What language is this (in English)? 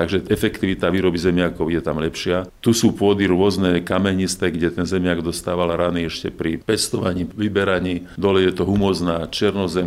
Slovak